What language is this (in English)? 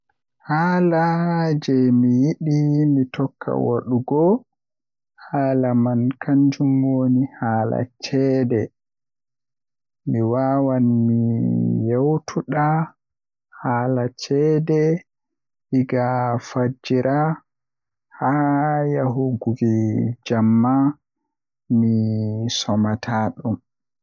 Western Niger Fulfulde